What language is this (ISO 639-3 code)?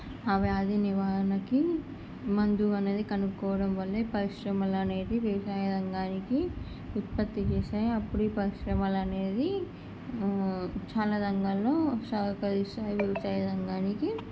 tel